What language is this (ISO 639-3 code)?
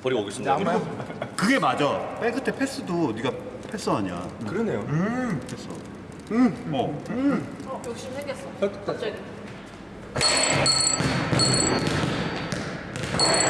kor